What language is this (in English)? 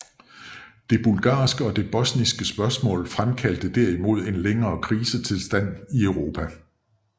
Danish